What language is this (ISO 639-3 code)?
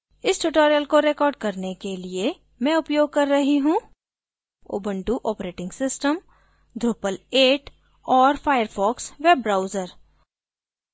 hin